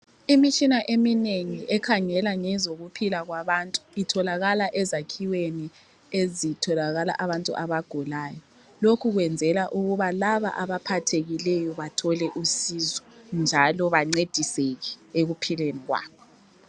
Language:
North Ndebele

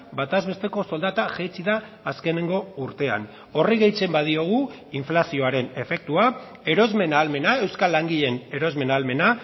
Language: Basque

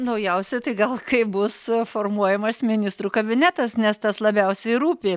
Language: Lithuanian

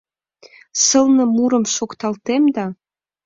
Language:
Mari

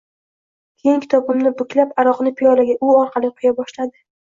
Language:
Uzbek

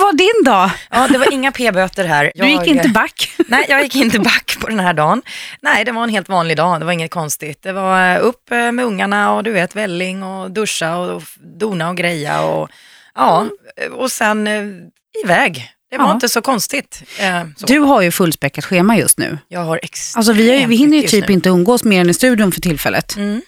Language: Swedish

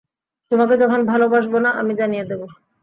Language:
Bangla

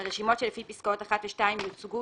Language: Hebrew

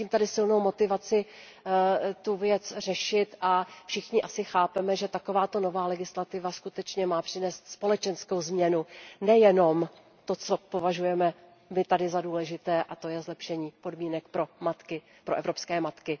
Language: Czech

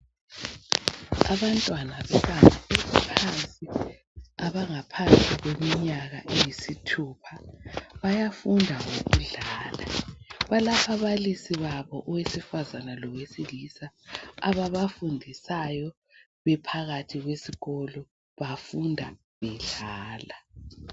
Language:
North Ndebele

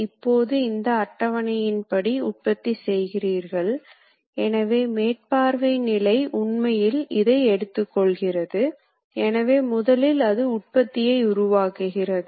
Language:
Tamil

